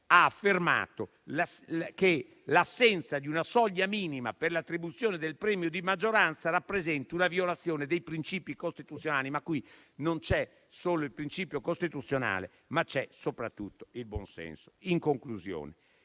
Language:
Italian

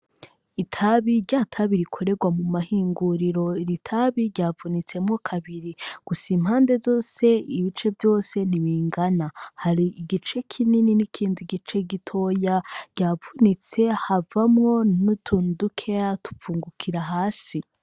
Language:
Rundi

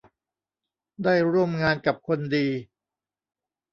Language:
Thai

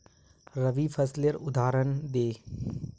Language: Magahi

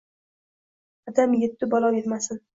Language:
Uzbek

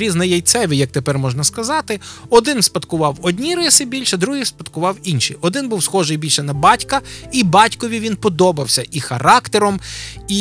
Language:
Ukrainian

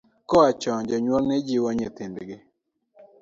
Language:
Luo (Kenya and Tanzania)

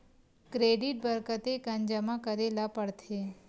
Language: Chhattisgarhi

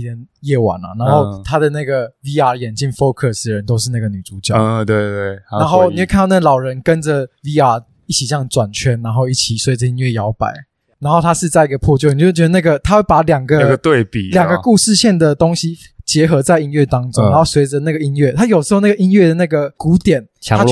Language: Chinese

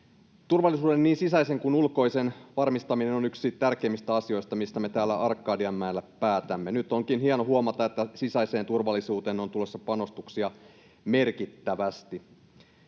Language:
Finnish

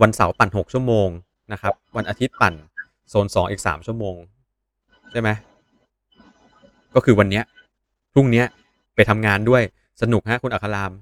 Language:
Thai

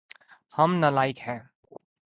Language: Urdu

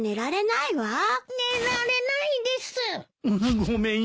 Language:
Japanese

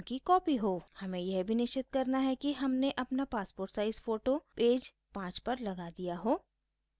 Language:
Hindi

